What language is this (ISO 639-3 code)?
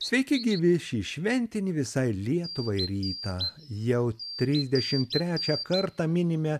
lit